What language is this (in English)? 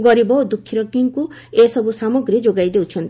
Odia